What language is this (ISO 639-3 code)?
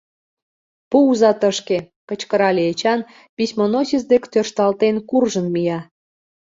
chm